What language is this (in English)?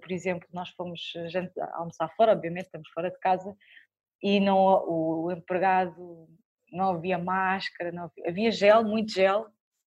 Portuguese